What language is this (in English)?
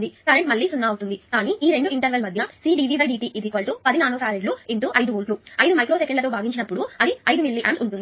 Telugu